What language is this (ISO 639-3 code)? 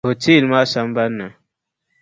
dag